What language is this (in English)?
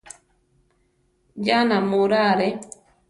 Central Tarahumara